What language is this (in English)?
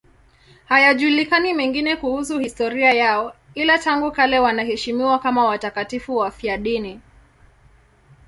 Swahili